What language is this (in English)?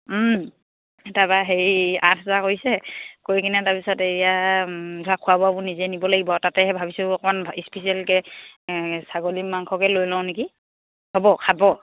Assamese